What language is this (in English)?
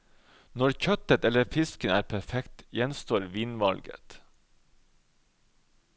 Norwegian